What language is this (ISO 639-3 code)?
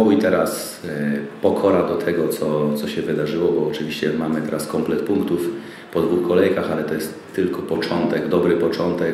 pol